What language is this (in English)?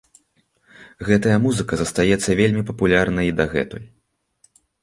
Belarusian